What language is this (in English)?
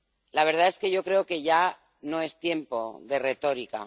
Spanish